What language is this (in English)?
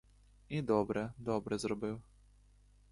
Ukrainian